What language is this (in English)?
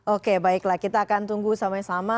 Indonesian